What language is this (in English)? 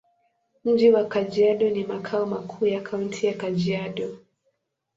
Swahili